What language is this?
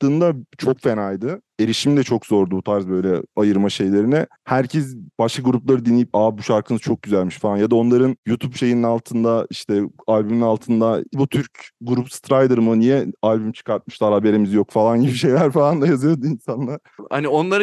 Turkish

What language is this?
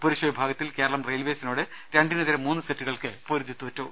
Malayalam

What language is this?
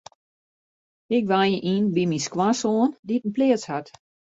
Western Frisian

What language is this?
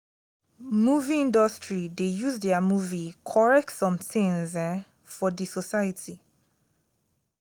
Nigerian Pidgin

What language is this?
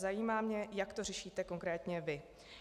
Czech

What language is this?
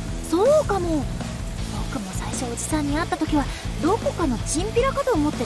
Japanese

